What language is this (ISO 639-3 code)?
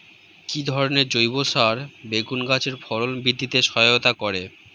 ben